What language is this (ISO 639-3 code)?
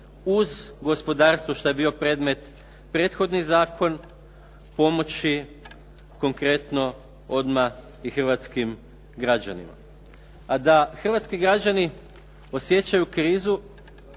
hrv